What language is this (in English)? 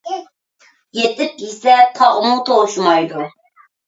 Uyghur